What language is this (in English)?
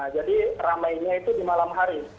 Indonesian